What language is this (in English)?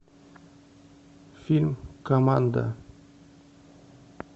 Russian